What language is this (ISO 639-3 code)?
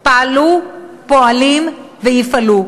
heb